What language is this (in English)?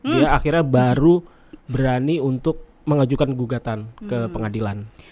Indonesian